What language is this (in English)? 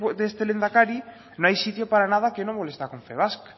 Spanish